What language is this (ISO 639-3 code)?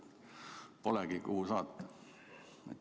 est